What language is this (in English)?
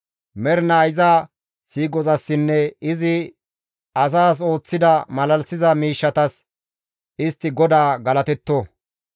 Gamo